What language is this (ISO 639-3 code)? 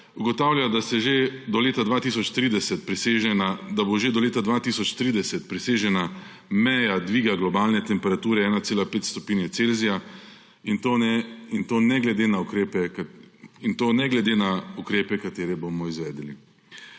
slv